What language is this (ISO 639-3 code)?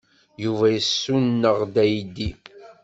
kab